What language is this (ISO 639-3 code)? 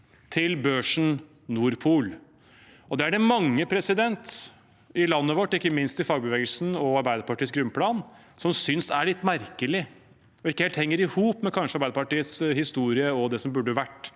nor